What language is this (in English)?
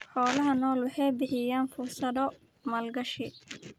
Somali